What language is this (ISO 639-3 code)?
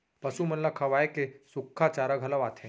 hne